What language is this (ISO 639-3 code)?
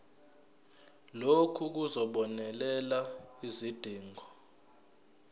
zul